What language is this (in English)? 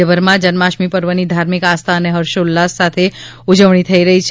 Gujarati